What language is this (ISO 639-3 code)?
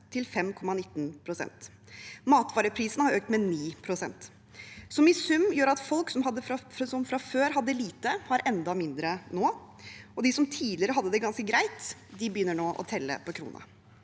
nor